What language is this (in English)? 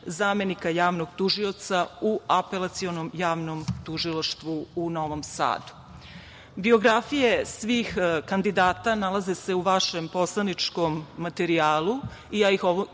Serbian